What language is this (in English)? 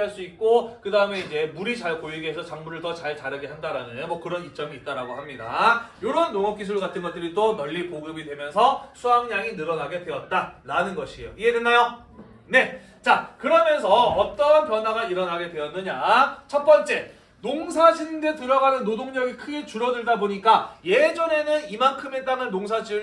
Korean